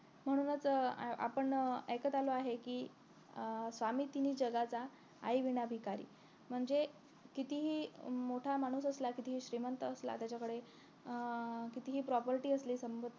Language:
Marathi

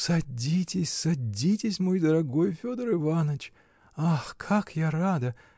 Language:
Russian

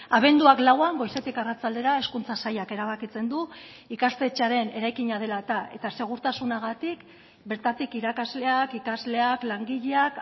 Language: Basque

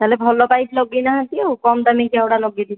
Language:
Odia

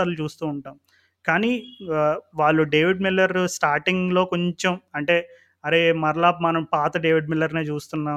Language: Telugu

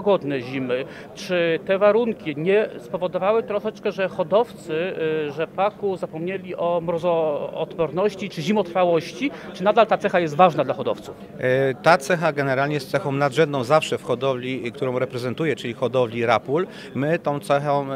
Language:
Polish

